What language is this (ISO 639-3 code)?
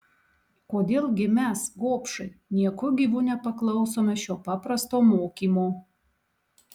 lit